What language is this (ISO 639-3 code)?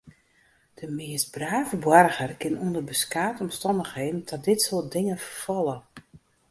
fry